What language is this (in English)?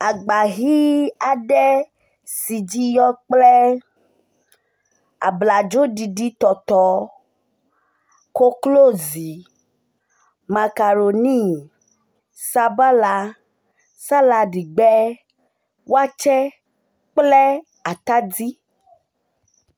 Ewe